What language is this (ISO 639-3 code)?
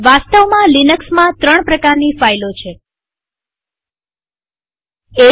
guj